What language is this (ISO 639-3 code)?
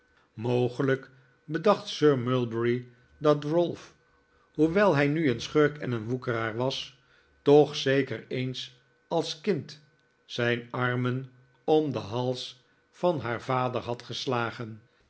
nld